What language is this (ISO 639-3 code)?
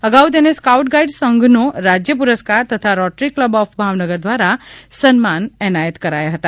guj